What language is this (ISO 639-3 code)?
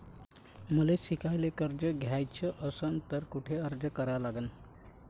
mar